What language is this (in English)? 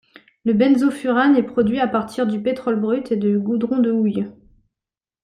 French